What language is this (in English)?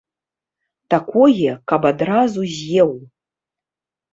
Belarusian